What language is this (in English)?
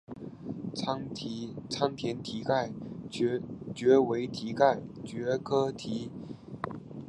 Chinese